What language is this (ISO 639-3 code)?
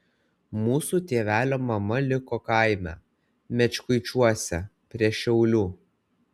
lit